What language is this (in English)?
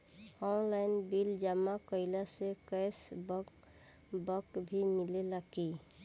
Bhojpuri